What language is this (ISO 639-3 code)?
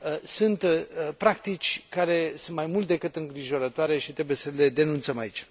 ron